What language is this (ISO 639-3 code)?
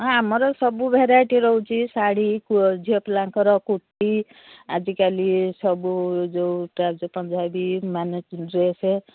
ori